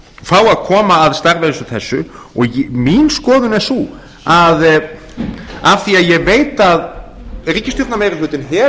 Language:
Icelandic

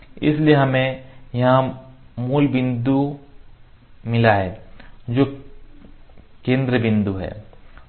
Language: Hindi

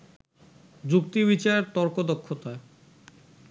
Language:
Bangla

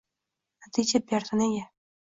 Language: Uzbek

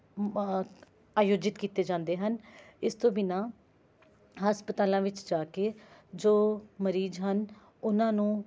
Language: Punjabi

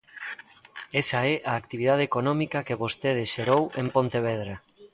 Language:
Galician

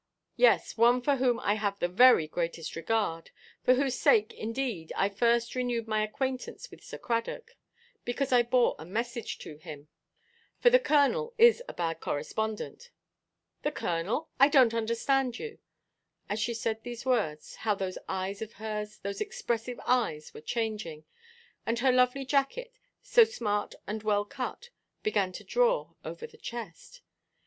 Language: English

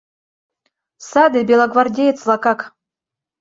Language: Mari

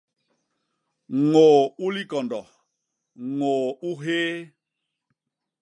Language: Basaa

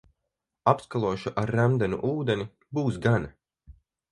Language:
Latvian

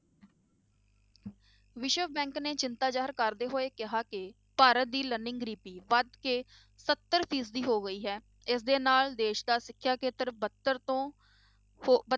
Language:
Punjabi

